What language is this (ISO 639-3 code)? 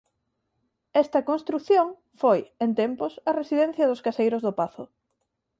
glg